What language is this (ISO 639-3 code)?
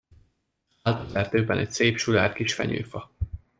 hun